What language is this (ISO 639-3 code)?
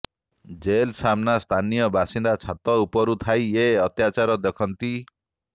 ori